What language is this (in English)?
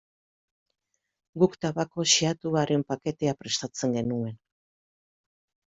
Basque